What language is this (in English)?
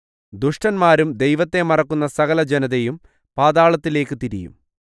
Malayalam